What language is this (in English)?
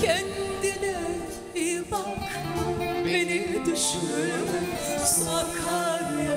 Turkish